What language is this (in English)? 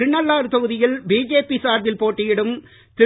Tamil